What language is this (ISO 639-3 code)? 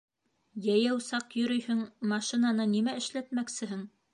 bak